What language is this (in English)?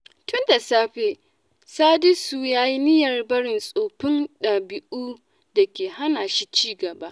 Hausa